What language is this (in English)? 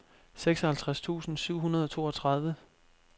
Danish